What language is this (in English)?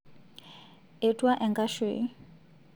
Masai